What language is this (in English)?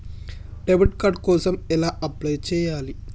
Telugu